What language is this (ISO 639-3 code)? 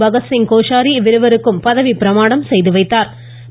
tam